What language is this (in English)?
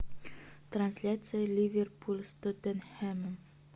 Russian